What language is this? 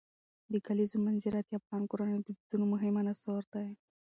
Pashto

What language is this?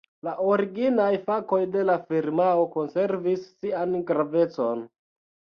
Esperanto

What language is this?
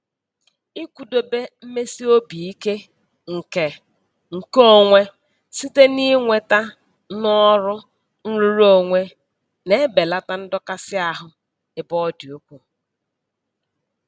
Igbo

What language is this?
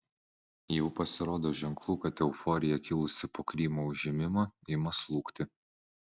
Lithuanian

